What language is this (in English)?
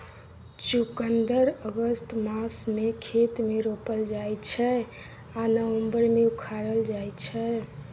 Maithili